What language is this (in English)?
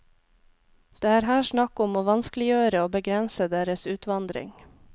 Norwegian